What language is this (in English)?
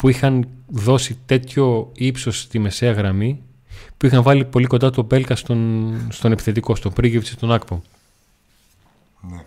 Greek